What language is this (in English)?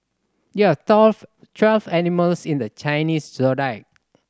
English